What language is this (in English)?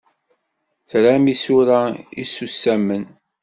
Kabyle